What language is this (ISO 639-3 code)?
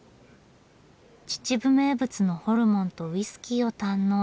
jpn